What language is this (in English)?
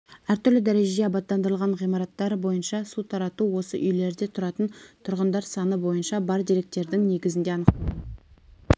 Kazakh